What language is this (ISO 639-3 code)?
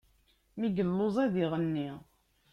kab